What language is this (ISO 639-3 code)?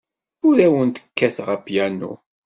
kab